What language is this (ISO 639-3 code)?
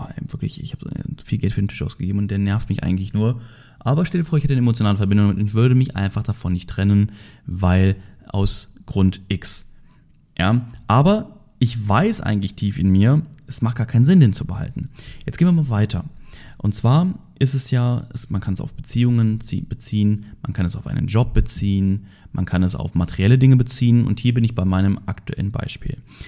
deu